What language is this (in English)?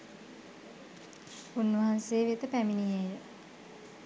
Sinhala